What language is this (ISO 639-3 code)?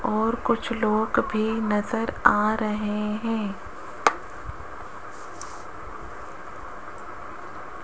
hin